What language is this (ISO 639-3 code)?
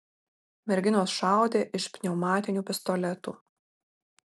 lit